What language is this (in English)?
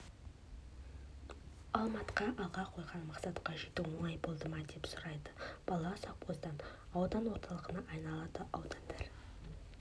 Kazakh